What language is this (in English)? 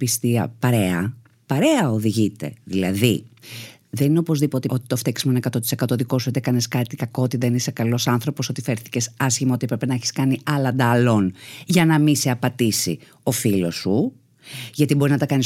Greek